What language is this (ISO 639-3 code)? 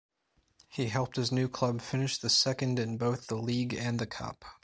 eng